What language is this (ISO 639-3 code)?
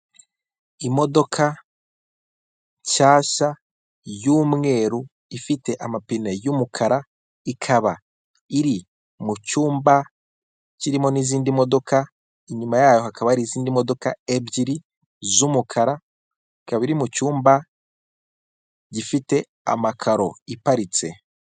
kin